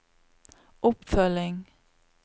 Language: Norwegian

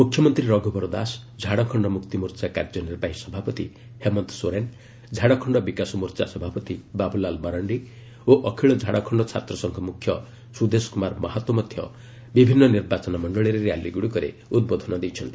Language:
Odia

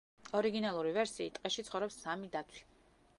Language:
Georgian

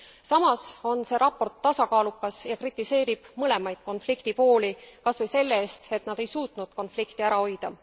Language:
Estonian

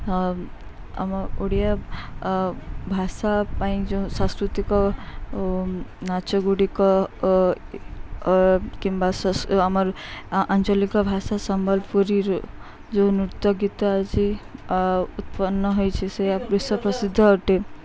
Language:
Odia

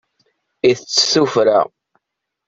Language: Kabyle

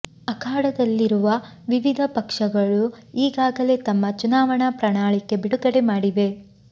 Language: Kannada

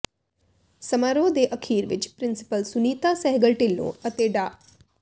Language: Punjabi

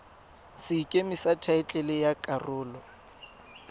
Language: Tswana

